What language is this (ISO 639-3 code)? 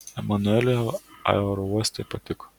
lit